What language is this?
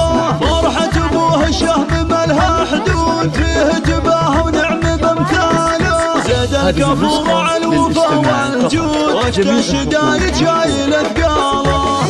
Arabic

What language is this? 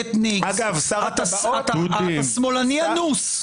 Hebrew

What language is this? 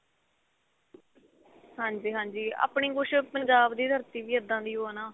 Punjabi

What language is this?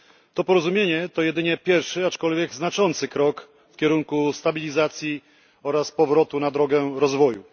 Polish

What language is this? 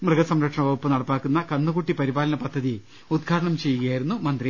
Malayalam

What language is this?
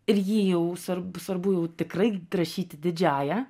Lithuanian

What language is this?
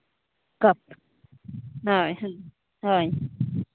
Santali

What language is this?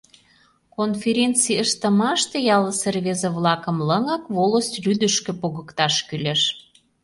Mari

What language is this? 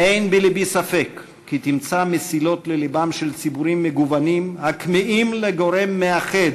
Hebrew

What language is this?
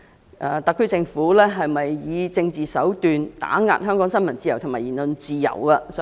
Cantonese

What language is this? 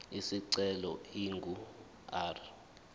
Zulu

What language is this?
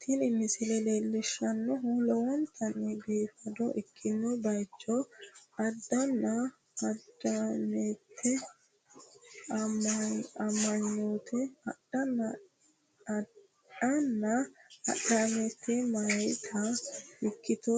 Sidamo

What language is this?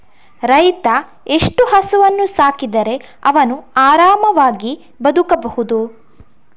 Kannada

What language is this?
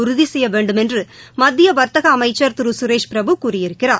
Tamil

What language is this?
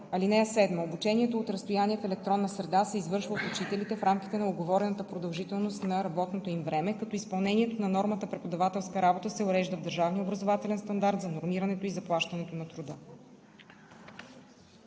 Bulgarian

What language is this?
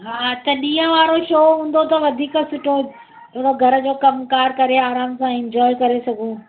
Sindhi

